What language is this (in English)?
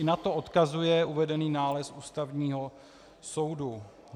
Czech